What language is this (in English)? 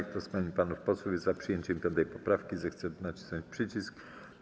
Polish